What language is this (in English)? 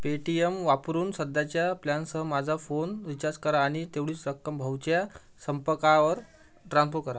Marathi